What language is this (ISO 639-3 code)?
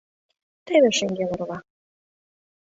chm